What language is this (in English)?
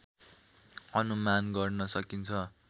Nepali